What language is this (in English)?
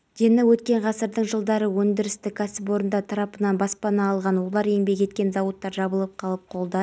Kazakh